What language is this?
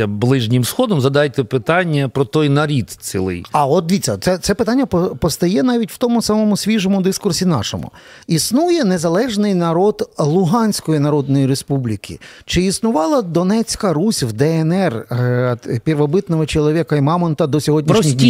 Ukrainian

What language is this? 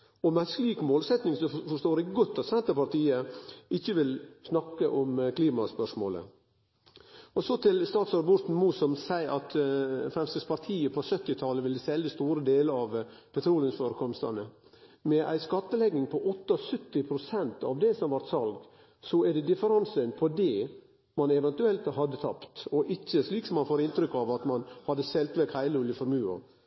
Norwegian Nynorsk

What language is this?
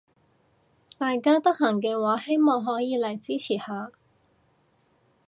Cantonese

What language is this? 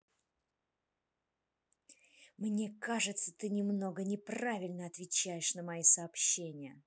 Russian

